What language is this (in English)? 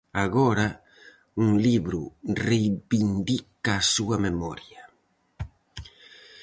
Galician